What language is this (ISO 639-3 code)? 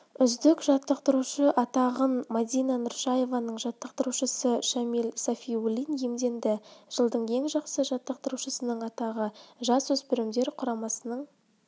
kaz